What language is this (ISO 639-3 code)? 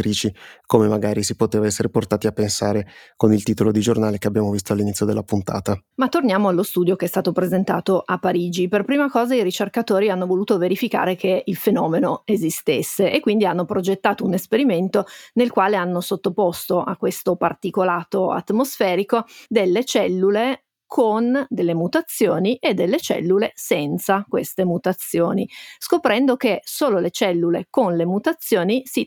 ita